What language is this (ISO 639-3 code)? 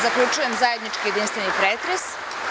srp